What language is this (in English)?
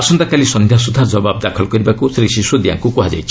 Odia